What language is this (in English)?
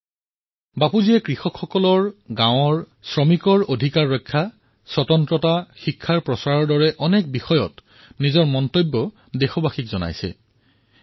Assamese